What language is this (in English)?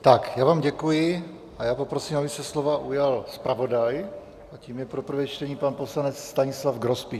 Czech